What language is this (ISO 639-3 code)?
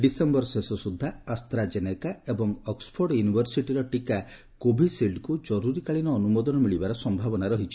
ori